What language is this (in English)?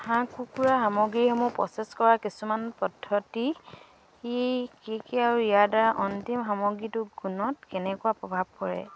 Assamese